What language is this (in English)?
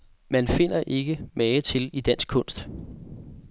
Danish